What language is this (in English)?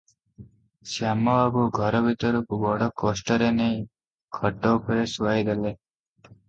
Odia